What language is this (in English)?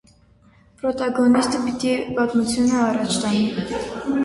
Armenian